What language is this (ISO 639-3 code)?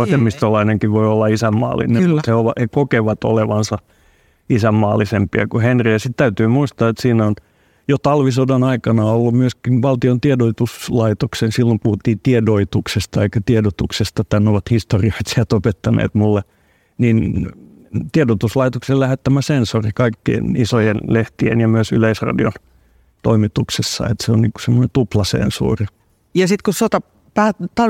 fin